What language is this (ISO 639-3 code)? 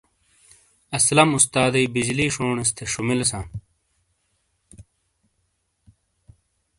scl